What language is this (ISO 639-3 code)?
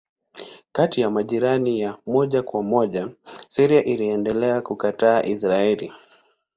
swa